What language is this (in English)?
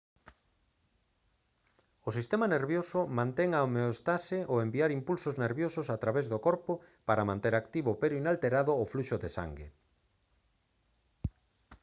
Galician